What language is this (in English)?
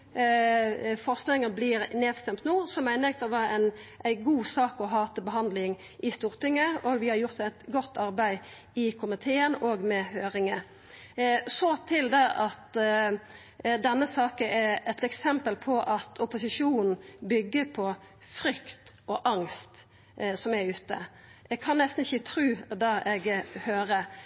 Norwegian Nynorsk